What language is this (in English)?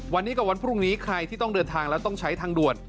Thai